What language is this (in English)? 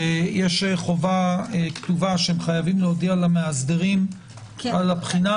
Hebrew